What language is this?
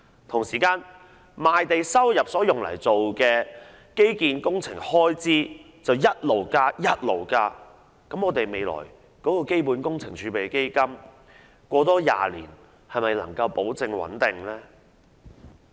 Cantonese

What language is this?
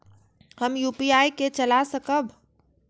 Maithili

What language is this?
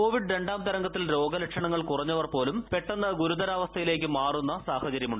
Malayalam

